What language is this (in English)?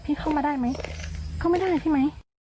Thai